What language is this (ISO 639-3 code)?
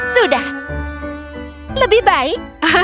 ind